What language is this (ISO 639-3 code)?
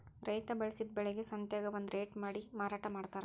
kan